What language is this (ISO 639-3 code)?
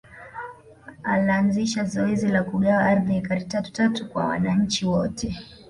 swa